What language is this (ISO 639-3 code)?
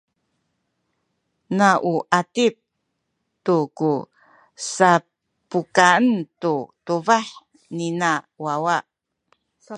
szy